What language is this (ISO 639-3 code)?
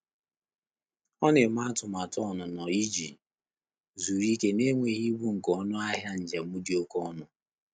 ibo